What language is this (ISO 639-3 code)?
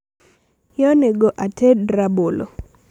luo